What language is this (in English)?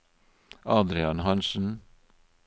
Norwegian